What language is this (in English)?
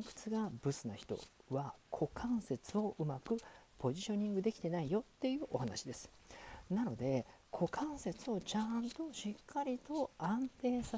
Japanese